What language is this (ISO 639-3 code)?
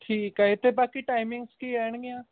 pan